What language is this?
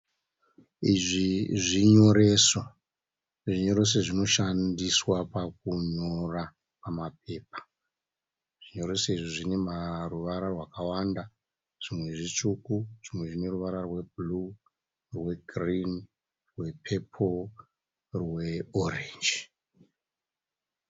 Shona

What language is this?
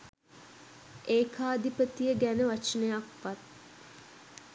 Sinhala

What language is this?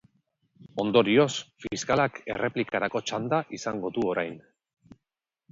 Basque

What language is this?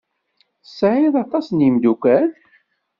Kabyle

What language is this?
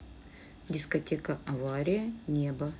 Russian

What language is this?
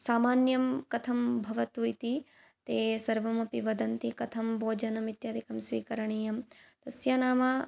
Sanskrit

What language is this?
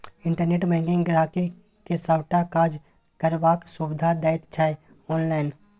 Maithili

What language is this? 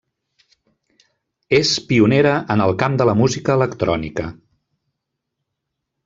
Catalan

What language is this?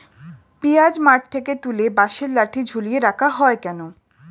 Bangla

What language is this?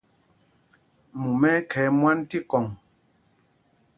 Mpumpong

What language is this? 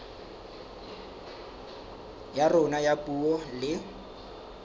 Southern Sotho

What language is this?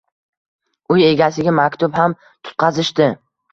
Uzbek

